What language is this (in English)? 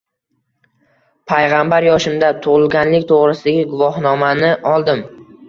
Uzbek